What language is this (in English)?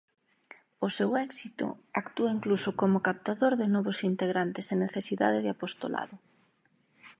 Galician